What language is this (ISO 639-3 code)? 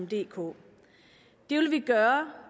dan